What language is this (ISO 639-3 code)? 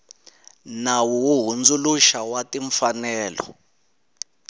tso